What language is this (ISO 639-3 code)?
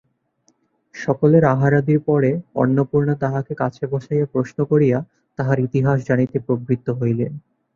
ben